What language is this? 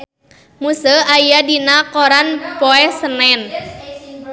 Sundanese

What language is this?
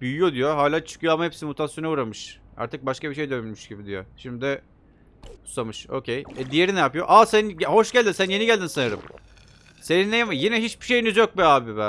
Turkish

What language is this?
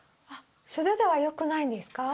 Japanese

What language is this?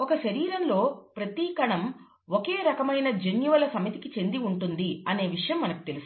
Telugu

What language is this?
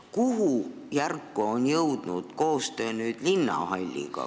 Estonian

